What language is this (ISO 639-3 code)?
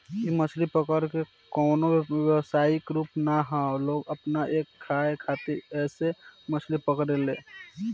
bho